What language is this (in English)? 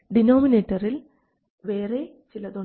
Malayalam